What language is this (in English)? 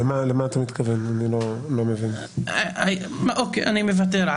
Hebrew